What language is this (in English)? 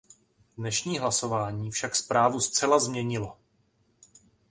Czech